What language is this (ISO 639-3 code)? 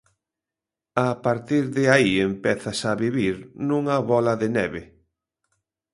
glg